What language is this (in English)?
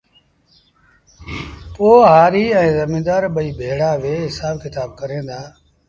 Sindhi Bhil